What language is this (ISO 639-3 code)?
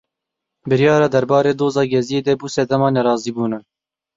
kur